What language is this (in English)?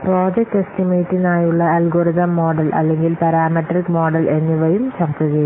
Malayalam